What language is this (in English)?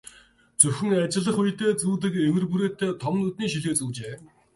Mongolian